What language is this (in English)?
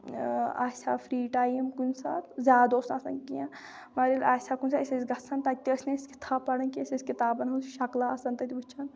Kashmiri